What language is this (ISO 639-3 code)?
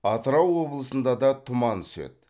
kaz